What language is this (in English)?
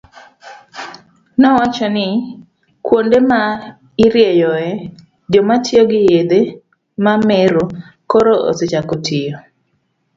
Luo (Kenya and Tanzania)